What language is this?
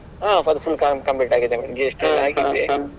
Kannada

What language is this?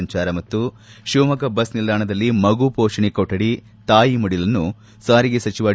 Kannada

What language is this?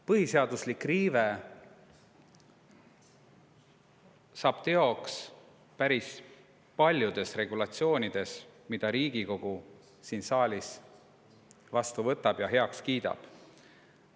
Estonian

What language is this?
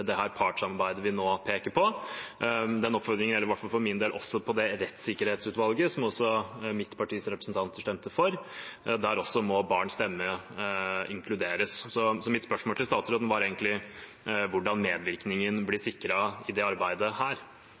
Norwegian Bokmål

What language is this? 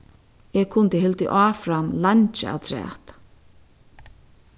Faroese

